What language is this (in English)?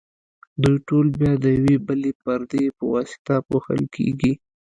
Pashto